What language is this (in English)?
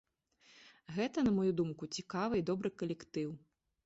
Belarusian